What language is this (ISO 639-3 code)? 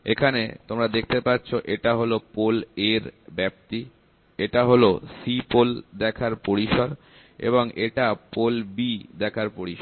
ben